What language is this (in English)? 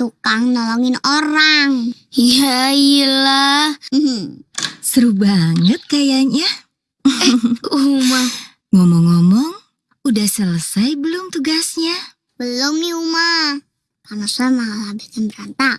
Indonesian